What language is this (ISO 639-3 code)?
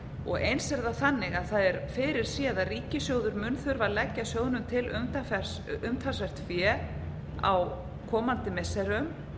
isl